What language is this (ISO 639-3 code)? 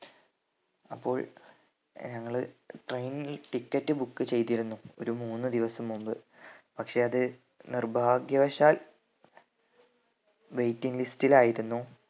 mal